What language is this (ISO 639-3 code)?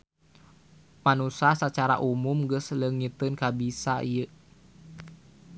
sun